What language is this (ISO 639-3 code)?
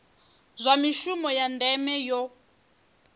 ven